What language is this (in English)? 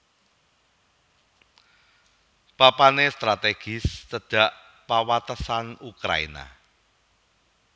Javanese